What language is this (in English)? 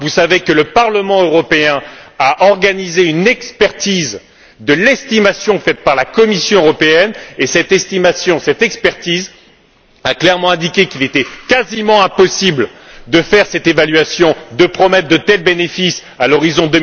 French